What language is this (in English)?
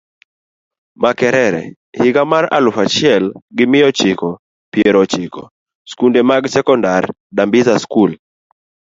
Luo (Kenya and Tanzania)